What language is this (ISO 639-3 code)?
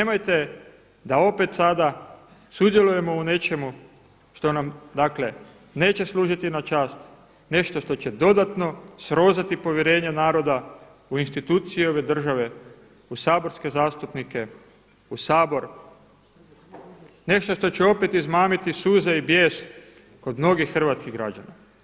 hrv